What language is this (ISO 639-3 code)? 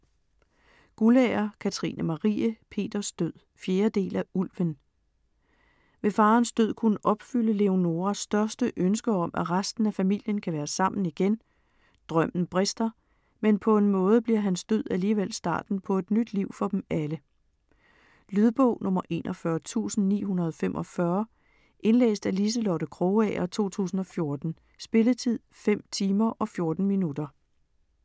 dan